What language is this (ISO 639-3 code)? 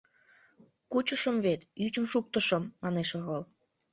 chm